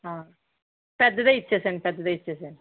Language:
Telugu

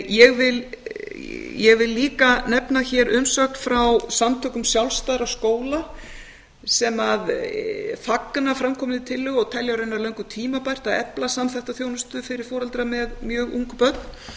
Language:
Icelandic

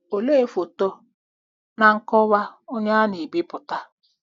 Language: Igbo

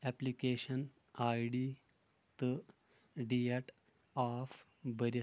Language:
Kashmiri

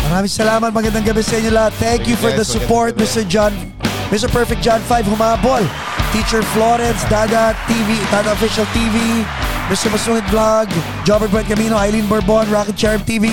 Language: Filipino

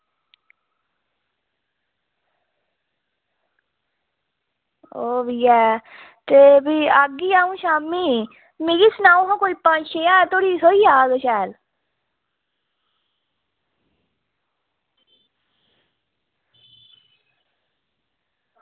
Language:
Dogri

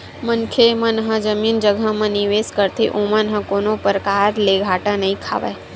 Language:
Chhattisgarhi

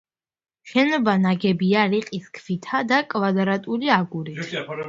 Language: Georgian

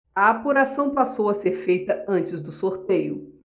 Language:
Portuguese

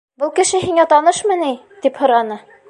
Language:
Bashkir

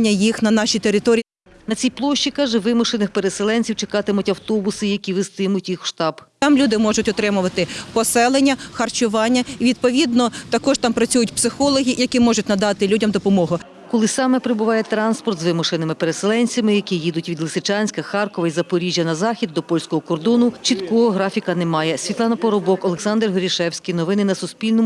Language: Ukrainian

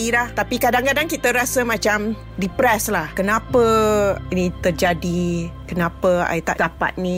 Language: Malay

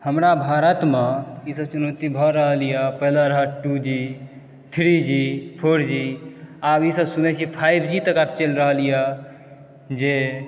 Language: Maithili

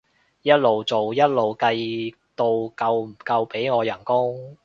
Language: Cantonese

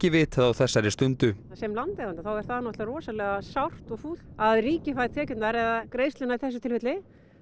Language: Icelandic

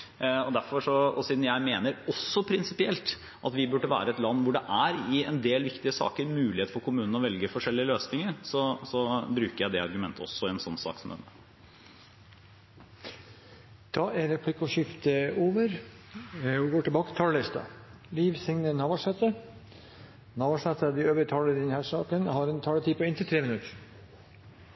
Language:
Norwegian Bokmål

